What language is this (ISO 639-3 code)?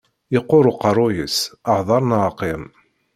kab